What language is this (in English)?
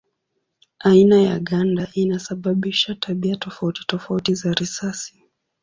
Swahili